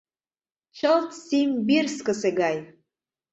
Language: Mari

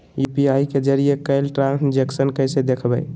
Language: Magahi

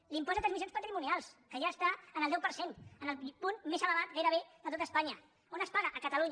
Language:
Catalan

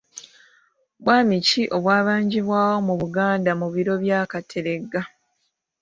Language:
Ganda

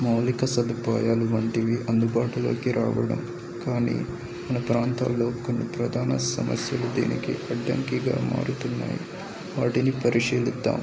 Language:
Telugu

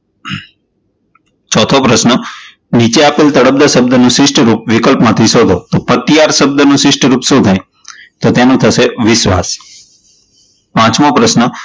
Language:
Gujarati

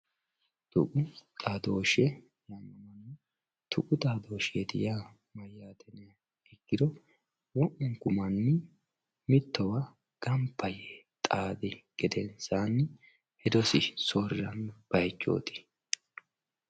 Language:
Sidamo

